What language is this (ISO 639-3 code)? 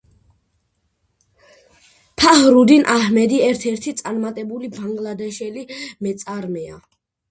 kat